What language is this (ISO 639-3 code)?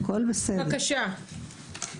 heb